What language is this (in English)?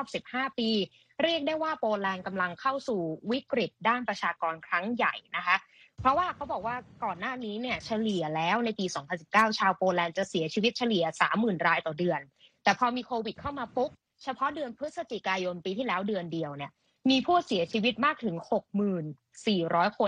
Thai